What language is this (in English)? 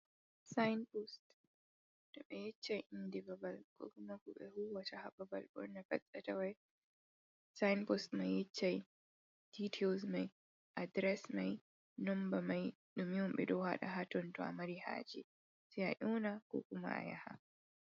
Fula